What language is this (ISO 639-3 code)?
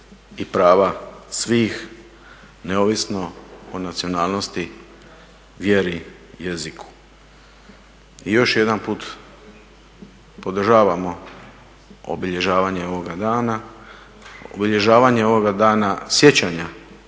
hrv